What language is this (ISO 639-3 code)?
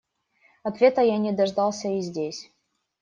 rus